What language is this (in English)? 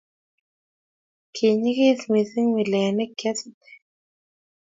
Kalenjin